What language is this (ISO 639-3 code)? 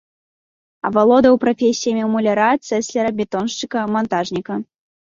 bel